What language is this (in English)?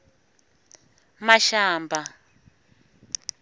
Tsonga